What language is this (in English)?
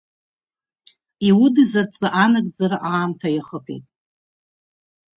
Abkhazian